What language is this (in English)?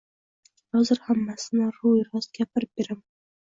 Uzbek